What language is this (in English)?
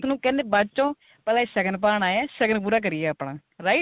Punjabi